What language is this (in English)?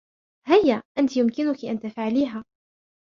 Arabic